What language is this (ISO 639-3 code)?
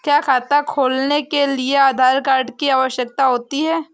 hin